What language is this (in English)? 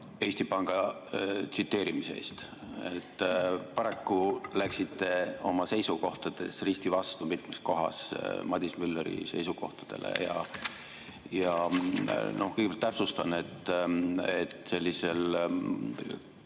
Estonian